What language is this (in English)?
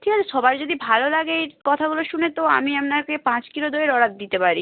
Bangla